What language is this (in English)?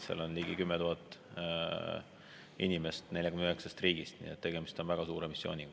Estonian